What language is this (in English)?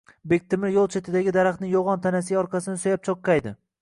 Uzbek